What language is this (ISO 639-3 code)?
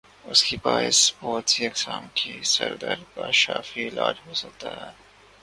urd